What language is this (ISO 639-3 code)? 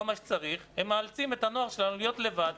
heb